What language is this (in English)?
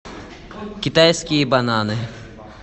Russian